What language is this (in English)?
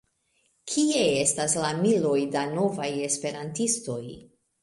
Esperanto